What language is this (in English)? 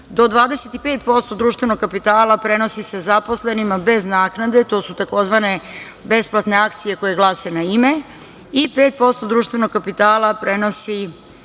Serbian